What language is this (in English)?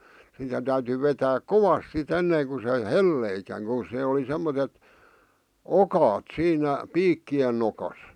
Finnish